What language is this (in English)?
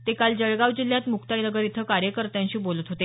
Marathi